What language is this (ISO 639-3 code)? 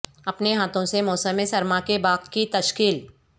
urd